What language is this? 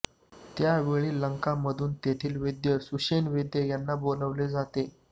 Marathi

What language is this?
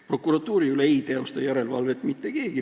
Estonian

